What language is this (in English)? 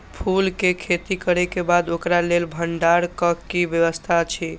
Maithili